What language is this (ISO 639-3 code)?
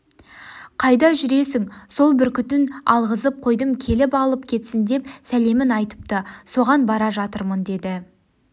kaz